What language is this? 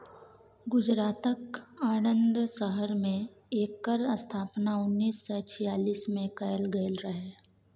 Maithili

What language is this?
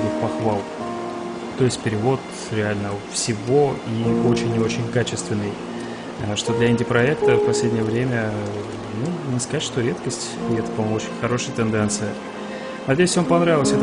Russian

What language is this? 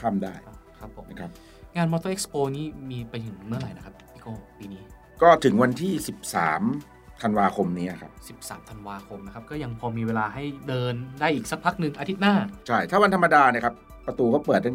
Thai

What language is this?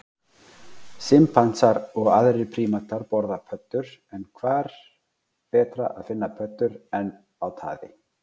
Icelandic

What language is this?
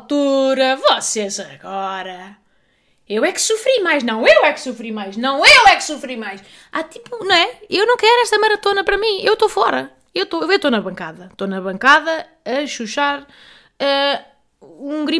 Portuguese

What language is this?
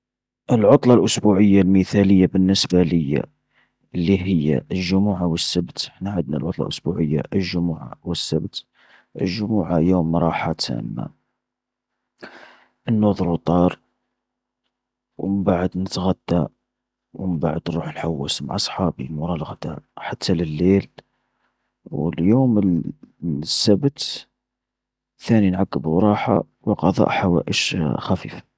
Algerian Arabic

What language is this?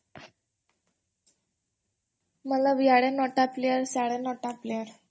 Odia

